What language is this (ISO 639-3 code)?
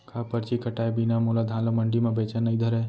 hne